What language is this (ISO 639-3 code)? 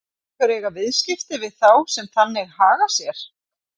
isl